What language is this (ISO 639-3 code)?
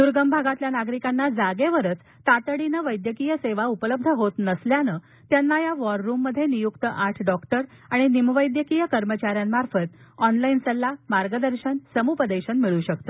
mar